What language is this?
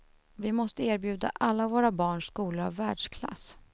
Swedish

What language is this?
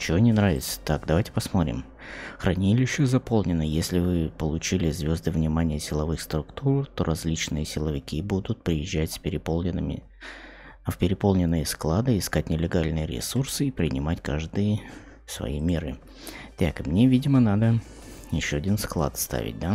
Russian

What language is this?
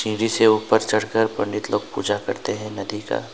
Hindi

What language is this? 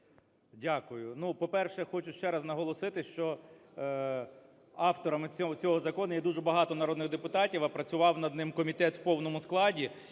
Ukrainian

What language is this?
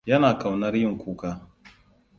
Hausa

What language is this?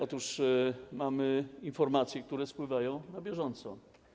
Polish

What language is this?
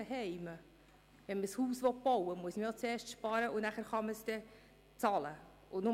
Swiss German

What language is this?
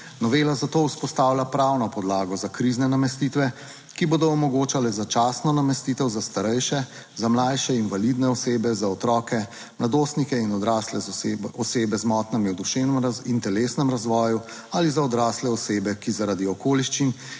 Slovenian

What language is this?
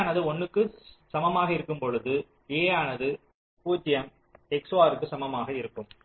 Tamil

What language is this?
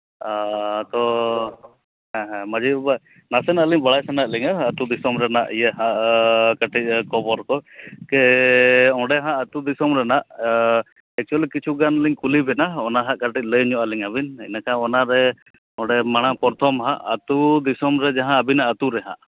Santali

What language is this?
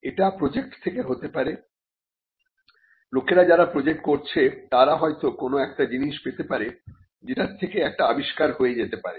Bangla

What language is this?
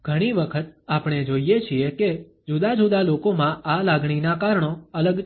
Gujarati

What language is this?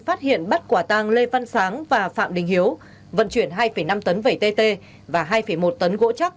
Vietnamese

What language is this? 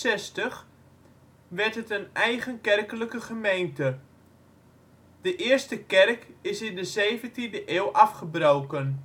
Dutch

